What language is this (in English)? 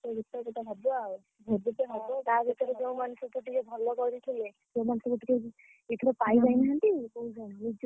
Odia